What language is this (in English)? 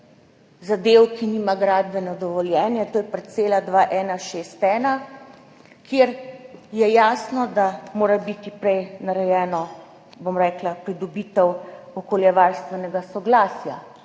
Slovenian